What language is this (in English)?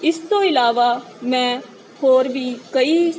Punjabi